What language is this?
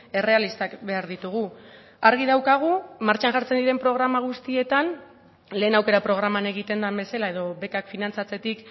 Basque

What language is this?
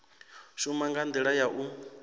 Venda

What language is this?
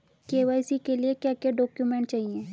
Hindi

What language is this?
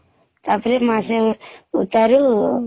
Odia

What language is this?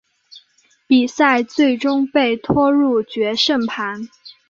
Chinese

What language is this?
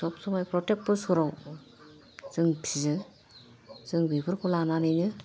Bodo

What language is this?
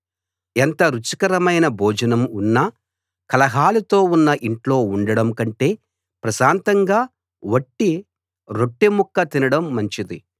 Telugu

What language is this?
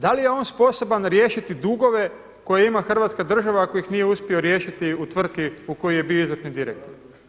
Croatian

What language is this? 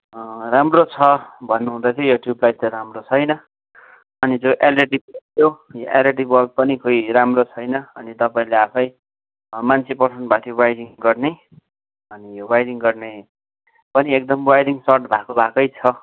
Nepali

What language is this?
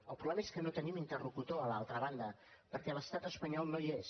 Catalan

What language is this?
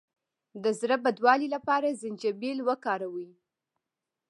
Pashto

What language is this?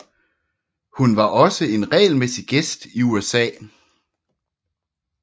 Danish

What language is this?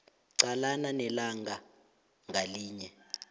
South Ndebele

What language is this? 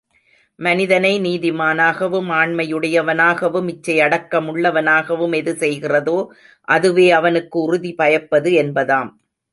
Tamil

